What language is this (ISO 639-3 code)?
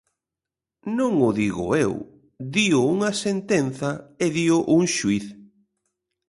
glg